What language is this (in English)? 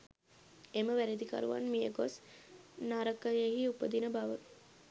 Sinhala